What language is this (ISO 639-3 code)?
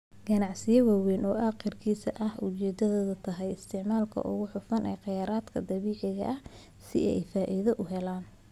som